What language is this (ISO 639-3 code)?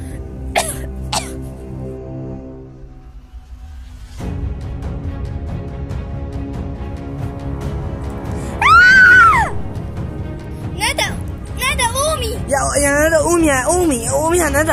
ara